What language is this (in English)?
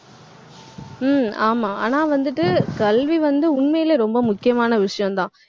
Tamil